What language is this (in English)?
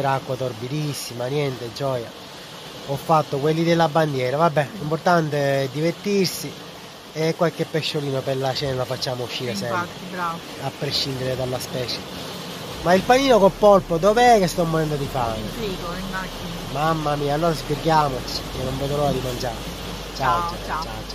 Italian